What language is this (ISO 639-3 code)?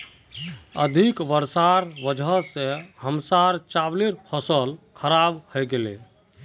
mag